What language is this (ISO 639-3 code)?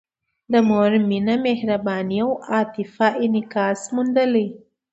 pus